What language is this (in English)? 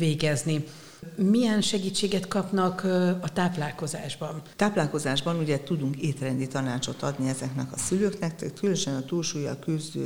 Hungarian